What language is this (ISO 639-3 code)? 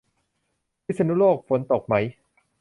tha